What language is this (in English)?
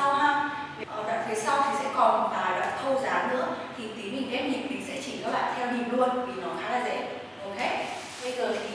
Vietnamese